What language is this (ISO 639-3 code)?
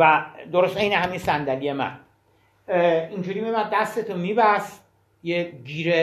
fas